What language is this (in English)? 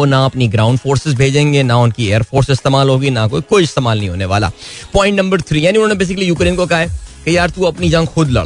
Hindi